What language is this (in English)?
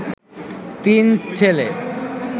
Bangla